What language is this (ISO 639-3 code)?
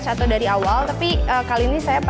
ind